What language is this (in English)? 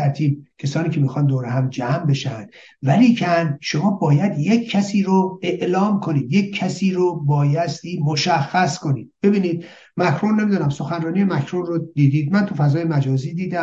Persian